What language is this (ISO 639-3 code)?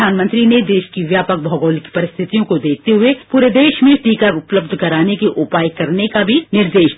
hin